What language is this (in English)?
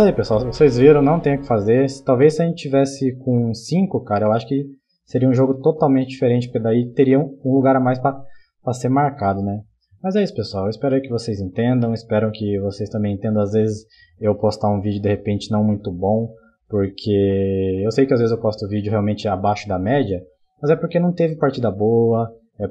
Portuguese